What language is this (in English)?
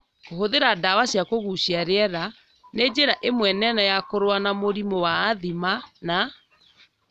Kikuyu